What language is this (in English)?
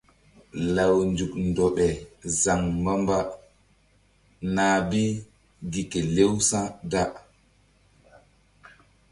Mbum